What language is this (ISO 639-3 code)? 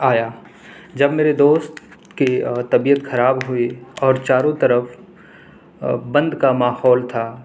urd